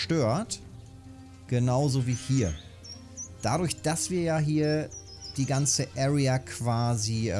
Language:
German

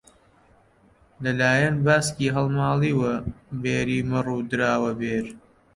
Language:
Central Kurdish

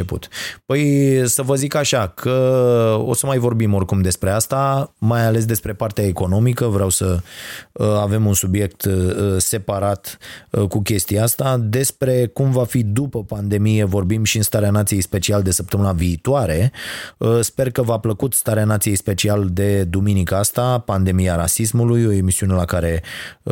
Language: Romanian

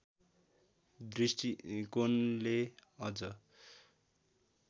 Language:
Nepali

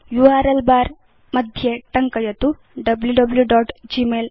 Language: Sanskrit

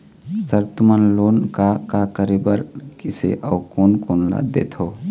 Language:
Chhattisgarhi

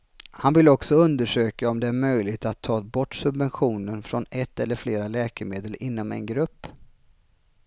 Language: Swedish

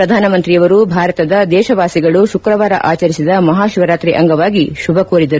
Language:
Kannada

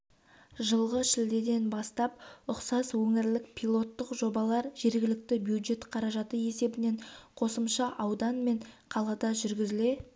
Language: Kazakh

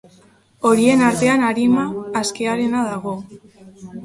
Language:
Basque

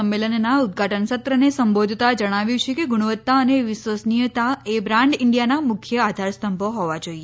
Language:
Gujarati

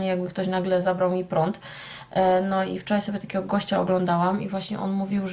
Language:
Polish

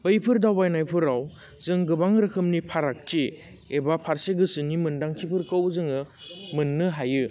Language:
Bodo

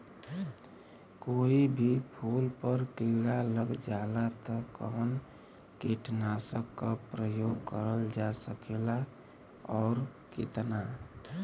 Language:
Bhojpuri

